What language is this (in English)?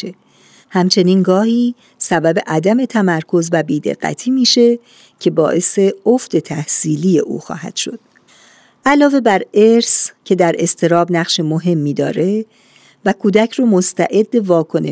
Persian